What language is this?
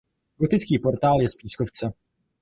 Czech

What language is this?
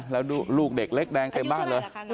Thai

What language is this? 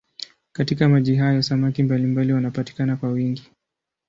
Swahili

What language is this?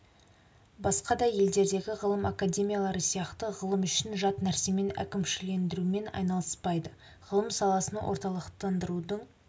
Kazakh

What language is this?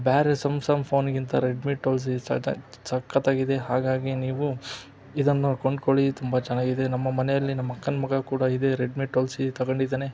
Kannada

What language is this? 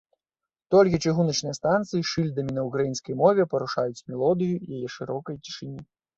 Belarusian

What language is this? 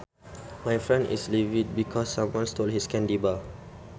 Sundanese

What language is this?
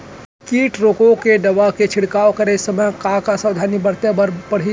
Chhattisgarhi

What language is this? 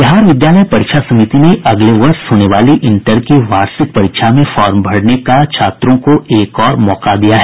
Hindi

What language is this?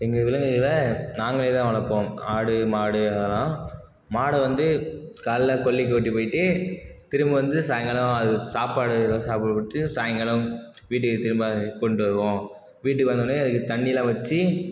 Tamil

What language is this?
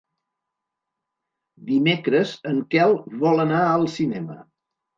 Catalan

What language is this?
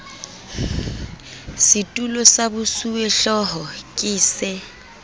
Southern Sotho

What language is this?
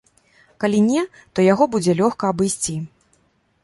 Belarusian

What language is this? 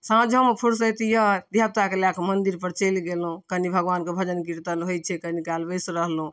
Maithili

